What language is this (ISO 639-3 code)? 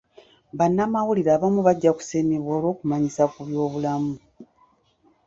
lug